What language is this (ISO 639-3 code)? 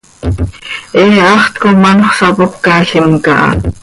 sei